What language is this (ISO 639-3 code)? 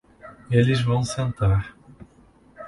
por